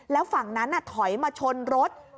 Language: Thai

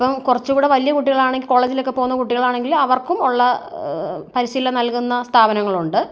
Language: Malayalam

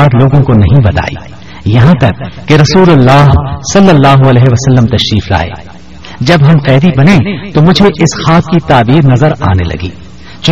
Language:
Urdu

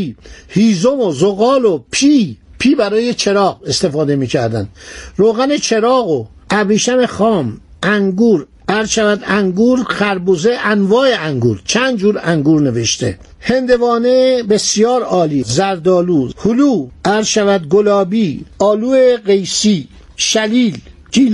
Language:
Persian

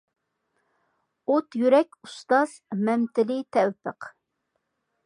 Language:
Uyghur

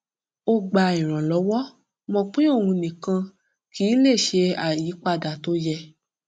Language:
Yoruba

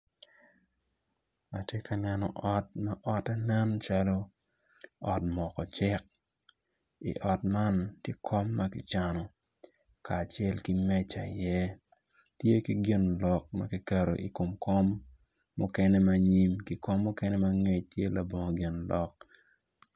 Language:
Acoli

